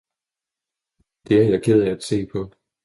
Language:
Danish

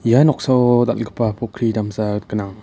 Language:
Garo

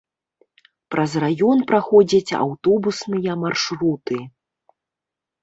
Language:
Belarusian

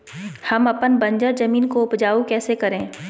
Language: Magahi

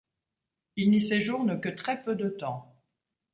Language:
French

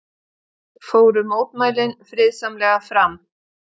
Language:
Icelandic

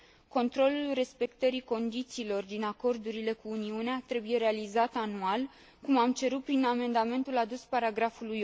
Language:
Romanian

